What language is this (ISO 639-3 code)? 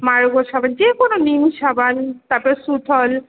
ben